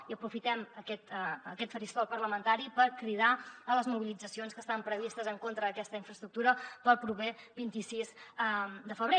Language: Catalan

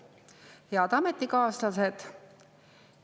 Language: Estonian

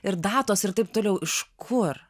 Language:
Lithuanian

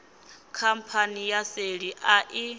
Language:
Venda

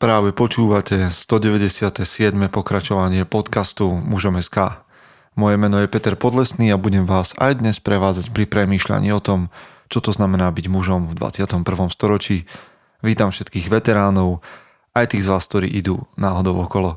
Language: Slovak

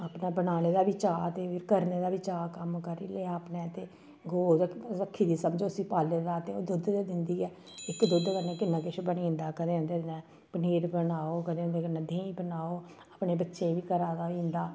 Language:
Dogri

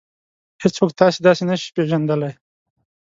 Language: Pashto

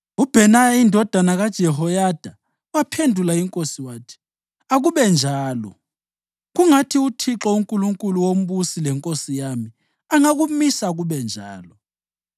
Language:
North Ndebele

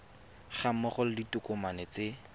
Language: Tswana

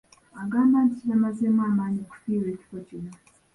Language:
Ganda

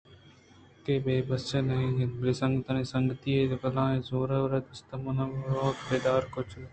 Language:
Eastern Balochi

